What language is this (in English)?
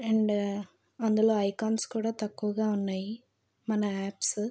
Telugu